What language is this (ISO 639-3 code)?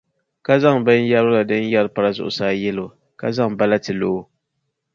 dag